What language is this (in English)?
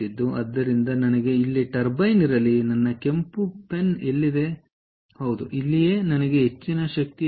Kannada